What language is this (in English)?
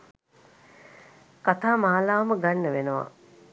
Sinhala